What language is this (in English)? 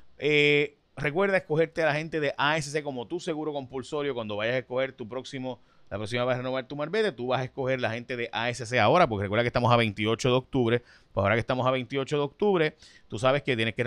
Spanish